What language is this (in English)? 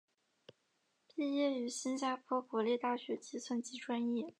Chinese